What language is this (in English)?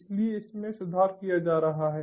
Hindi